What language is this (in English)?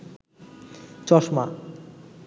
Bangla